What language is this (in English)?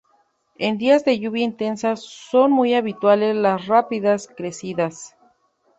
Spanish